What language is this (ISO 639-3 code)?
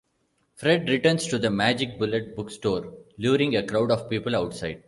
eng